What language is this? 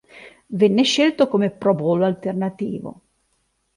Italian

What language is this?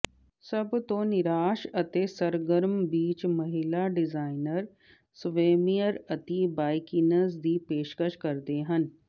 Punjabi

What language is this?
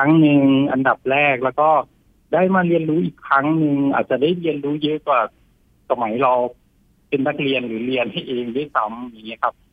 Thai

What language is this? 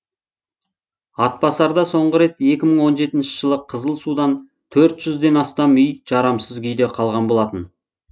Kazakh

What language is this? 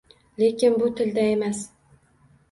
Uzbek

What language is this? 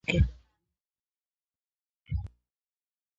Swahili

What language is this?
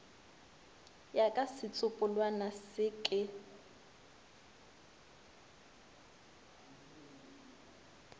Northern Sotho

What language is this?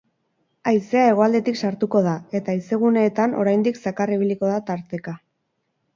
Basque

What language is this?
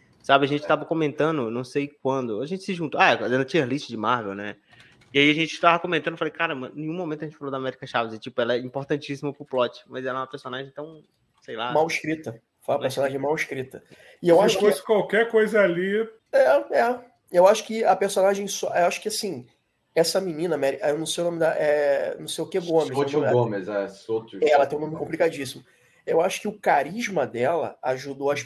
Portuguese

